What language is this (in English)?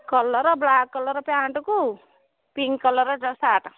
Odia